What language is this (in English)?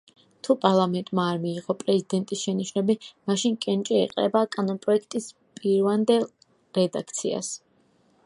Georgian